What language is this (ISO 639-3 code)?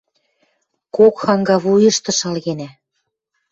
mrj